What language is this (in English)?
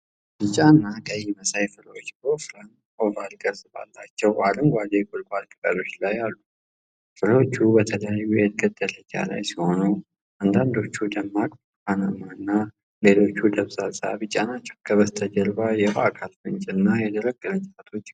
Amharic